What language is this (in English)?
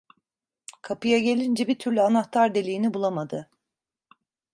Turkish